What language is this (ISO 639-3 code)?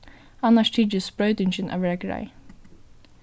fao